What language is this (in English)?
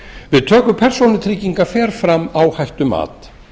Icelandic